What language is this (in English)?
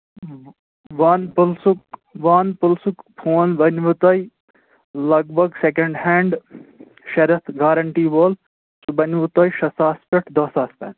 Kashmiri